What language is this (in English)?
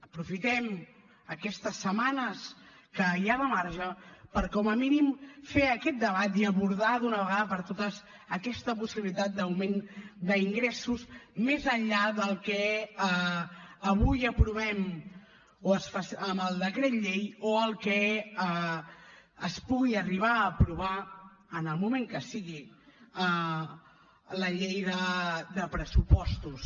Catalan